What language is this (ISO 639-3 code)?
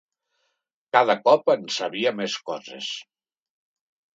cat